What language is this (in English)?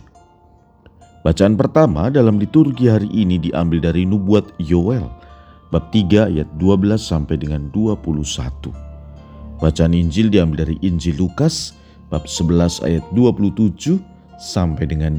Indonesian